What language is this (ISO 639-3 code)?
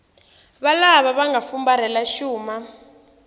tso